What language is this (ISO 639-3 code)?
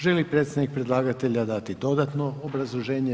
hrv